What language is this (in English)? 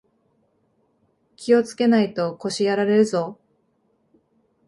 Japanese